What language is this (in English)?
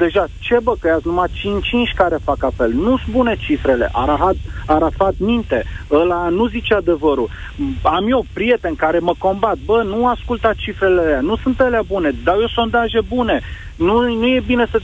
Romanian